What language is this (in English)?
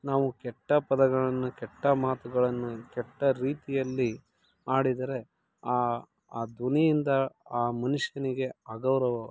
Kannada